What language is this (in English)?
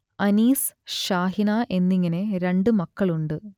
Malayalam